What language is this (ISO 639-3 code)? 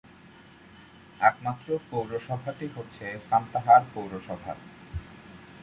ben